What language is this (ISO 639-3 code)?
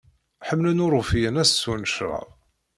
kab